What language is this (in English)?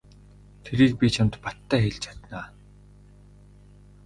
Mongolian